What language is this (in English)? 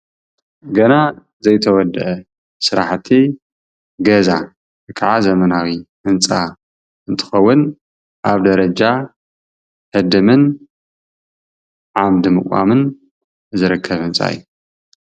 Tigrinya